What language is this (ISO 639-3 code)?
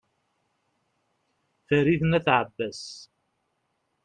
kab